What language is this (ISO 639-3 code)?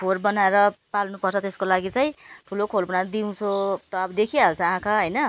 nep